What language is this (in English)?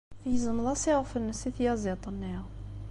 Kabyle